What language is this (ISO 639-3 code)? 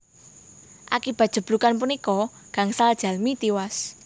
jav